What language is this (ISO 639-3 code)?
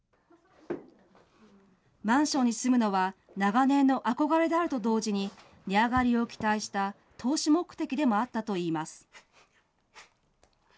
jpn